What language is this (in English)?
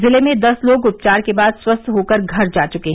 Hindi